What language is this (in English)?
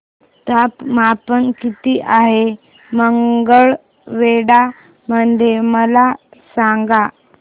Marathi